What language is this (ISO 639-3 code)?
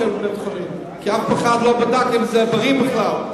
heb